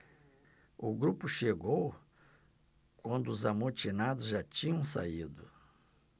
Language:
Portuguese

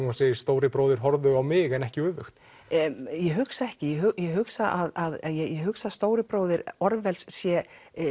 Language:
Icelandic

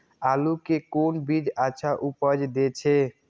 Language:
Maithili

